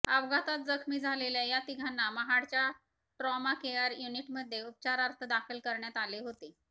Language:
Marathi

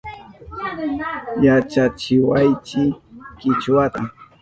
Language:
Southern Pastaza Quechua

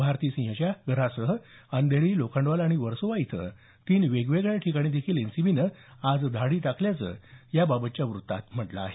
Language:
Marathi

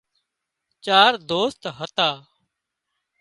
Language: Wadiyara Koli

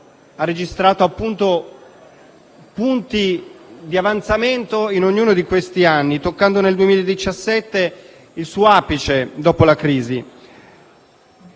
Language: Italian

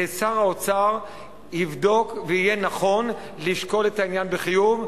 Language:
Hebrew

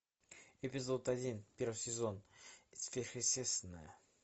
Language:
Russian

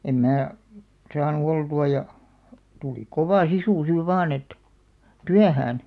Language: Finnish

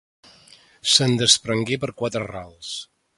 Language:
Catalan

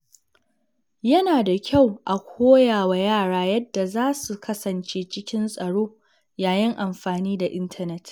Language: Hausa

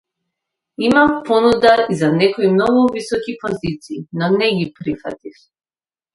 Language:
Macedonian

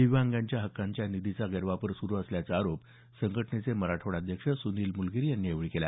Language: Marathi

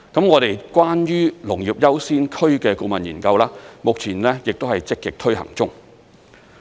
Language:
Cantonese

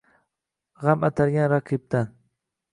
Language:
Uzbek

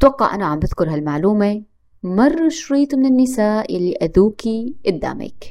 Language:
Arabic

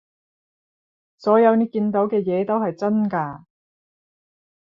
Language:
Cantonese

